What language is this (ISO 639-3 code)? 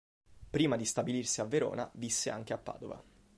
ita